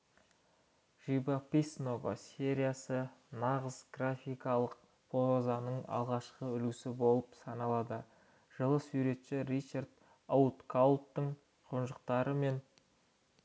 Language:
Kazakh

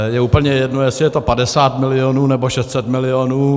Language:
Czech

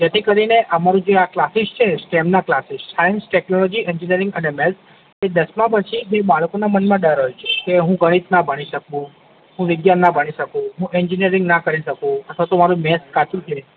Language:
Gujarati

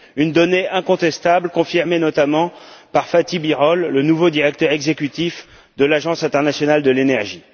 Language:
French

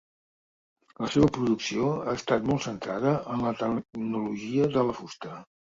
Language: Catalan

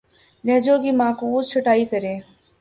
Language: Urdu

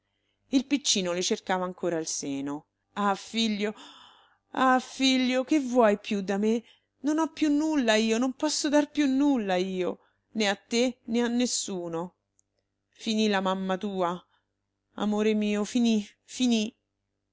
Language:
Italian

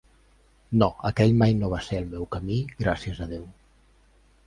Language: Catalan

